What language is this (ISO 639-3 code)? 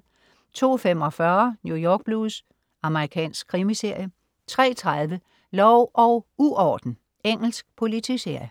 dan